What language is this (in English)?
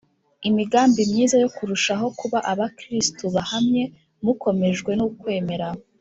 Kinyarwanda